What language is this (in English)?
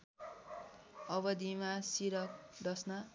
Nepali